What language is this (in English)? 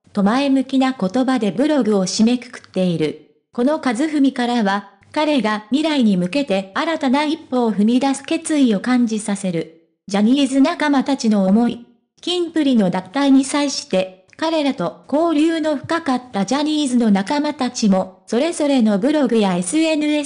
Japanese